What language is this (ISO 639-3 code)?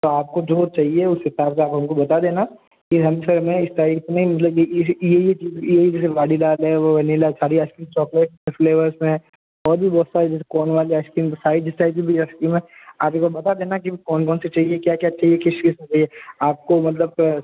hin